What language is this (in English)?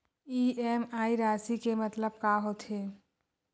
Chhattisgarhi